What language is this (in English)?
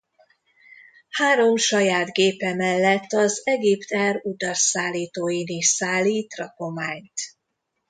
Hungarian